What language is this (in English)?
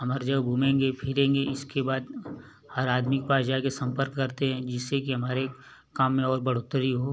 Hindi